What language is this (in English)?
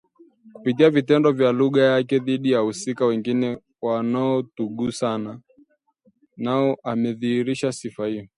Swahili